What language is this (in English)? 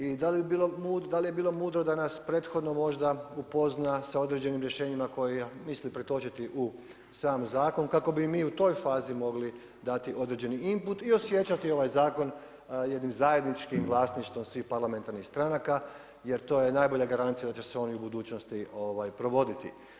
Croatian